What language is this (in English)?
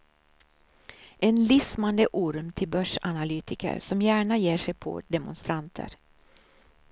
Swedish